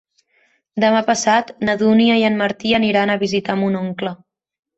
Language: Catalan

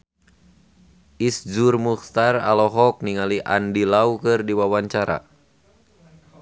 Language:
Sundanese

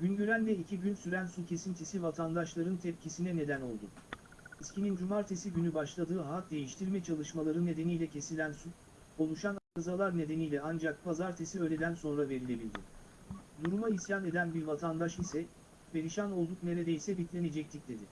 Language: Turkish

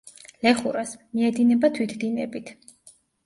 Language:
Georgian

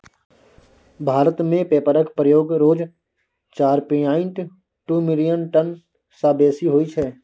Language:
Maithili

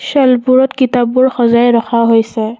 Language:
Assamese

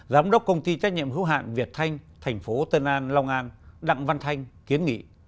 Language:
Vietnamese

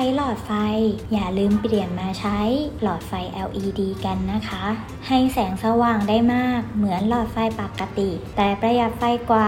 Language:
Thai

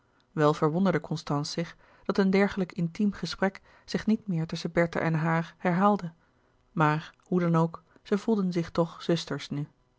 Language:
Dutch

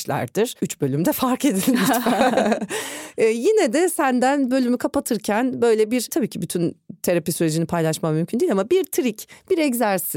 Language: Turkish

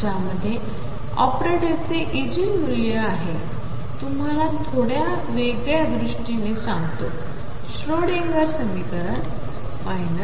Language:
Marathi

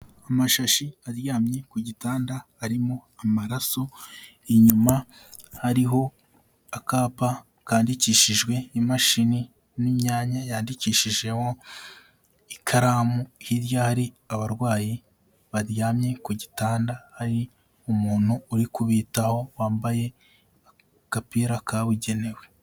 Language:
Kinyarwanda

